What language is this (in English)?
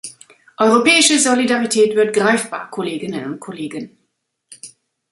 German